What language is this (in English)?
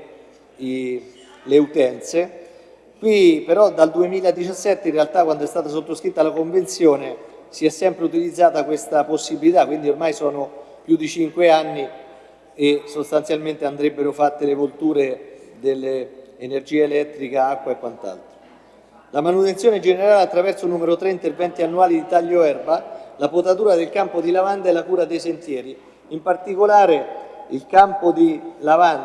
Italian